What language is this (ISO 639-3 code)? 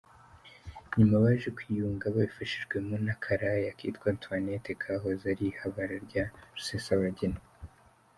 kin